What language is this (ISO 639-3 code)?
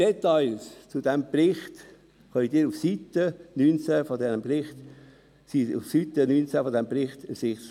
gsw